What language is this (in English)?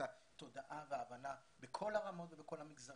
Hebrew